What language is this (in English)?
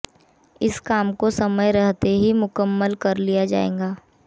Hindi